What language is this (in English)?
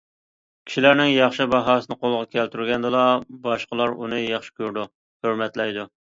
Uyghur